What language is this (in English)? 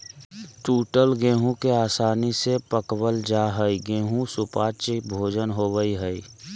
Magahi